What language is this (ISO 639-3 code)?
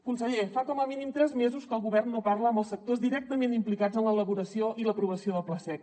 cat